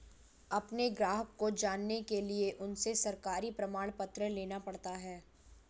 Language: Hindi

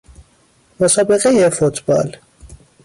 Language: Persian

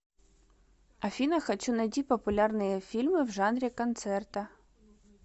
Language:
Russian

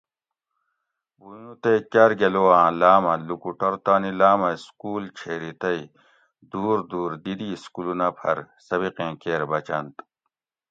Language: Gawri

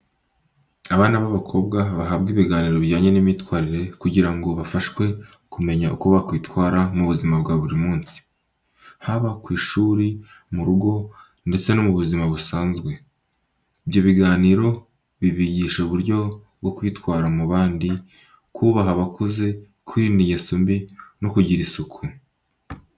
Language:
Kinyarwanda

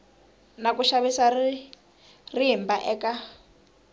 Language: Tsonga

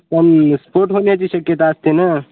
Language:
Marathi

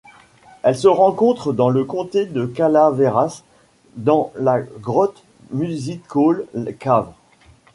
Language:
French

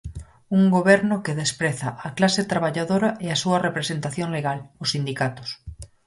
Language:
Galician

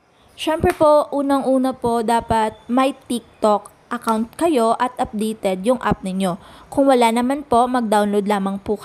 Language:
Filipino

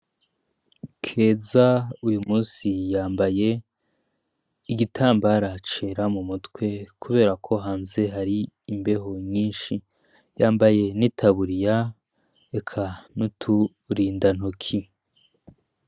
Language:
Rundi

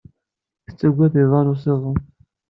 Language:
Kabyle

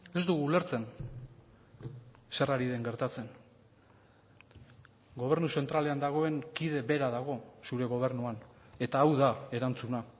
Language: Basque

